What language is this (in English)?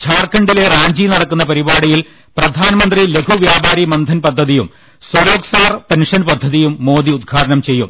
Malayalam